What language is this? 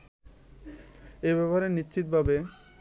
Bangla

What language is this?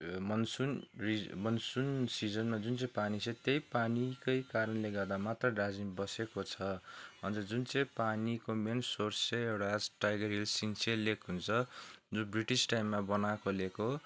Nepali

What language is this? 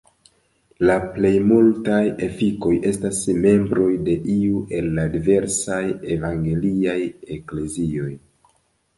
Esperanto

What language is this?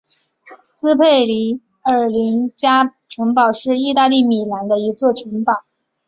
Chinese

